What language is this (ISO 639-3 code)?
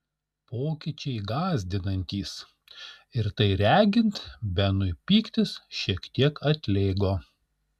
lit